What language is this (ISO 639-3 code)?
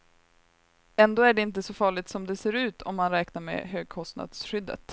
swe